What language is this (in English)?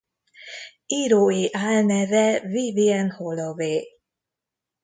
Hungarian